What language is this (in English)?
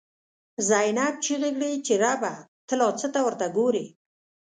Pashto